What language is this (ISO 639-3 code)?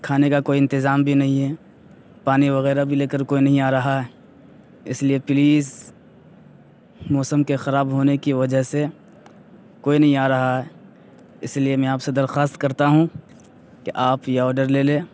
urd